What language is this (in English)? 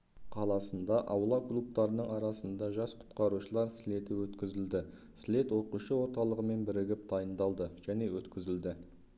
Kazakh